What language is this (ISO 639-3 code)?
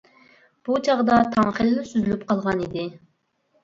uig